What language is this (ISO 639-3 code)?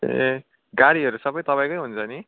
nep